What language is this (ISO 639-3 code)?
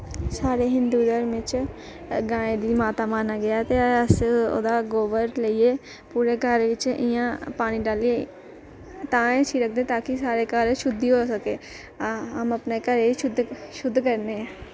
doi